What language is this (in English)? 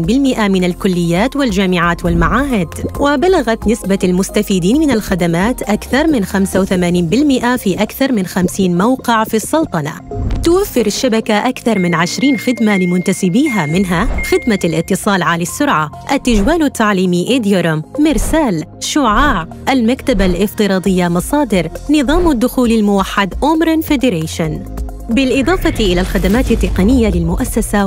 Arabic